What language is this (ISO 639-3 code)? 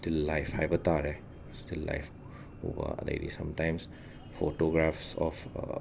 mni